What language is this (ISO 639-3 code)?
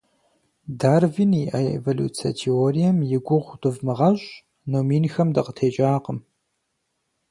kbd